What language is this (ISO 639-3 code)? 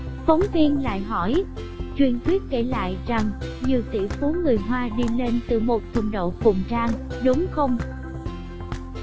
vie